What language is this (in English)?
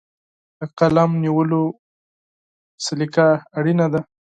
Pashto